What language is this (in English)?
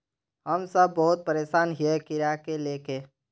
Magahi